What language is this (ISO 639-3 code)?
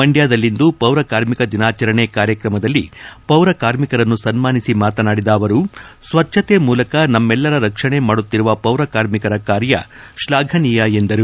kan